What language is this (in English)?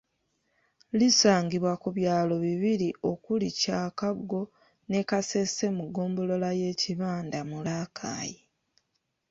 Ganda